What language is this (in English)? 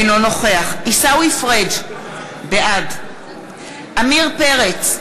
Hebrew